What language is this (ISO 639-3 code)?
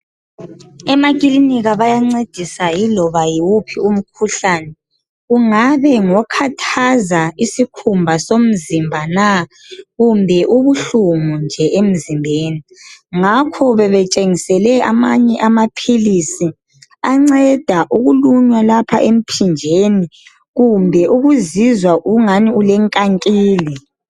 nde